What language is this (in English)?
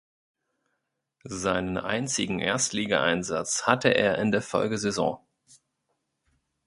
German